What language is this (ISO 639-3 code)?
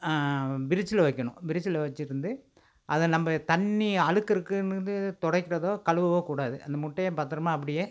tam